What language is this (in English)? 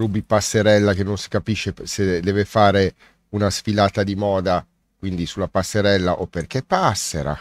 Italian